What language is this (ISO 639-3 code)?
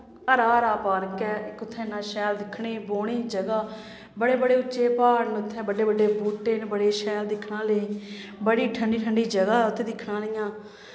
doi